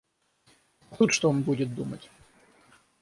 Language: Russian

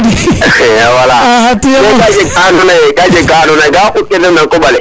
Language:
Serer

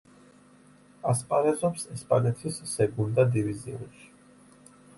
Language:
Georgian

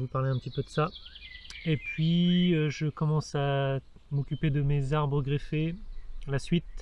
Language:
French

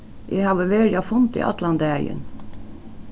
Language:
Faroese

